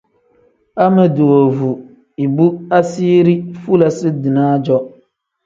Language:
Tem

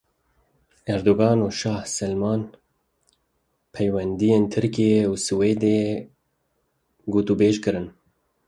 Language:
Kurdish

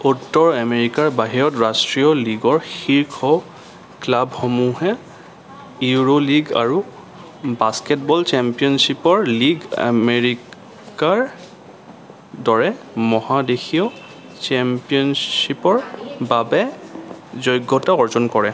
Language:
Assamese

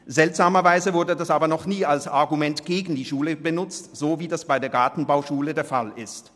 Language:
Swiss German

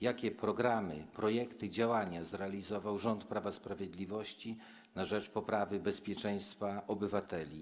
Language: Polish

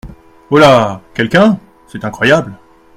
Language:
French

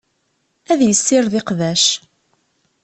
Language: Kabyle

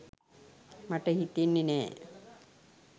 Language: Sinhala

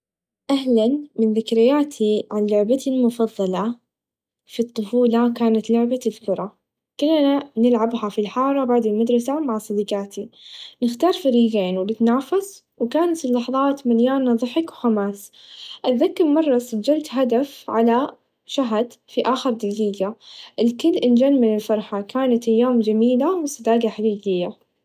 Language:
Najdi Arabic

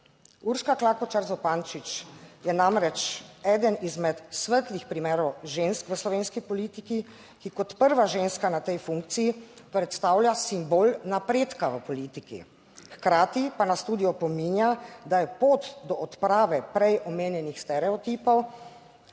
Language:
Slovenian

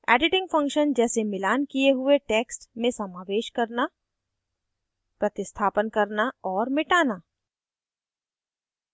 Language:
Hindi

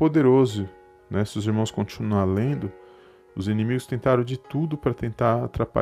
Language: Portuguese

